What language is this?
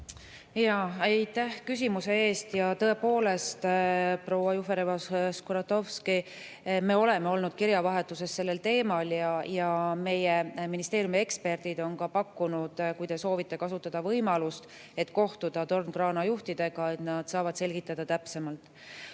Estonian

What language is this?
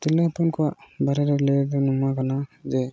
Santali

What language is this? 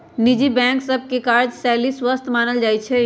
Magahi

